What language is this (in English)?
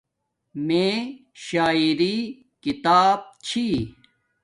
Domaaki